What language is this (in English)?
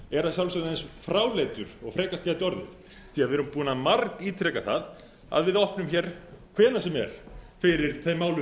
Icelandic